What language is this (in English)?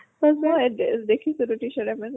Assamese